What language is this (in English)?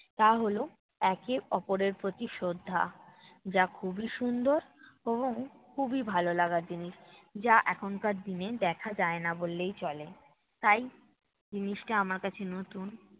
Bangla